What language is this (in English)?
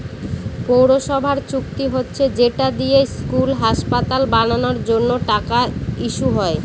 Bangla